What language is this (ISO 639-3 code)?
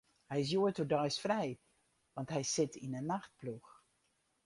fry